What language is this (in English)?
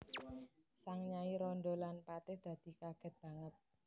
Javanese